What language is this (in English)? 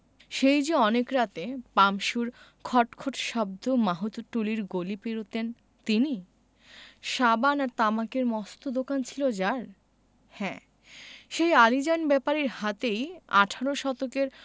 Bangla